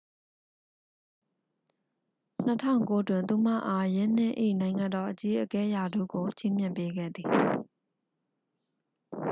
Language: Burmese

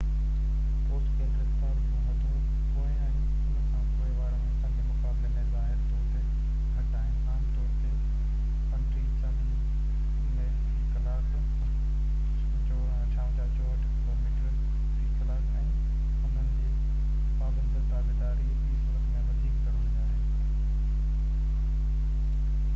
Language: Sindhi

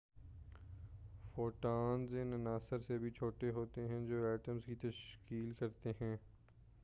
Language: Urdu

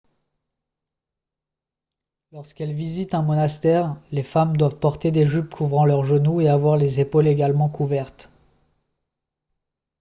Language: French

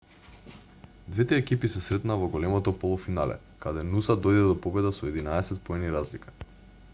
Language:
Macedonian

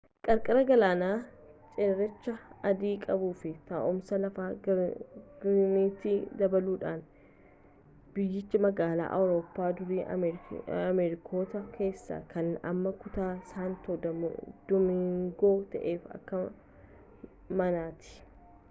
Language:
Oromo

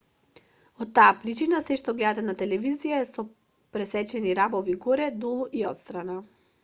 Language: Macedonian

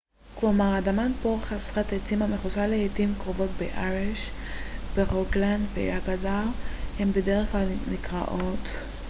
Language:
Hebrew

